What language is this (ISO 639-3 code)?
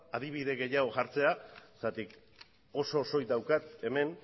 eus